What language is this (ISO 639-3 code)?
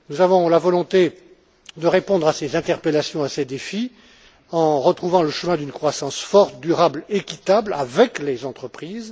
fra